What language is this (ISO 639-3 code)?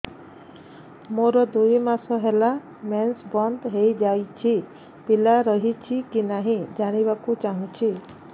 ori